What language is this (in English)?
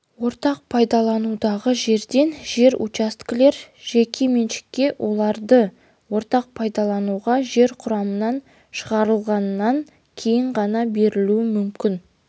Kazakh